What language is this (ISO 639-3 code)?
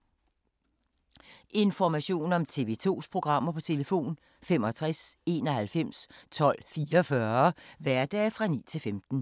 dan